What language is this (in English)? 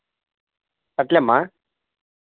Telugu